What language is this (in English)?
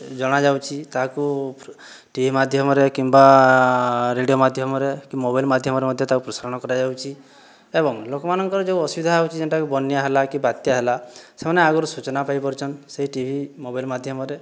Odia